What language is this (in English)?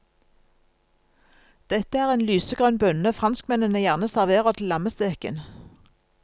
Norwegian